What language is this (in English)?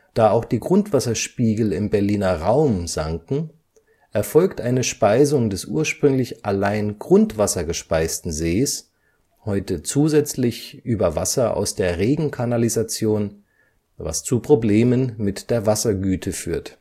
German